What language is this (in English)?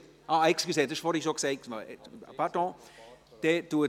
Swiss German